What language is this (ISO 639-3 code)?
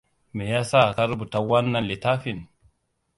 hau